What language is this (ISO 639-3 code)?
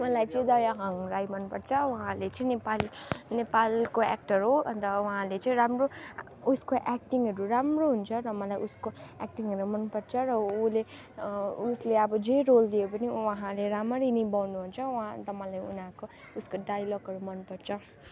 nep